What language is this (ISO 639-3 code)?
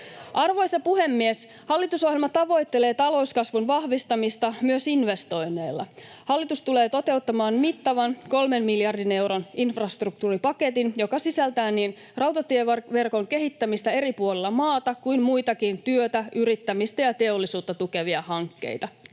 fin